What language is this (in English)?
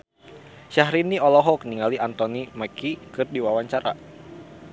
Sundanese